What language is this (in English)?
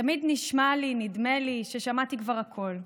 Hebrew